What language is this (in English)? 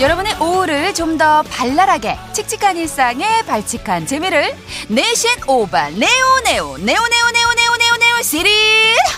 Korean